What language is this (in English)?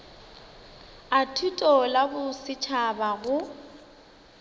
Northern Sotho